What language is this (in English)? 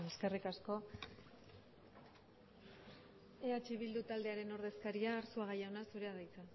Basque